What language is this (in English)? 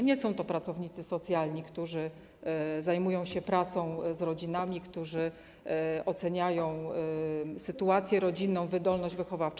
Polish